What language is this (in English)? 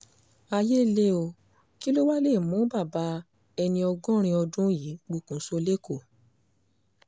Yoruba